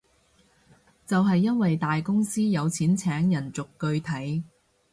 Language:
Cantonese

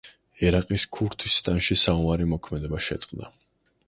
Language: Georgian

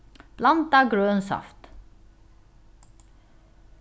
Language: Faroese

